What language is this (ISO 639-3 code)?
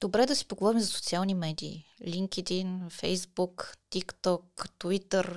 bul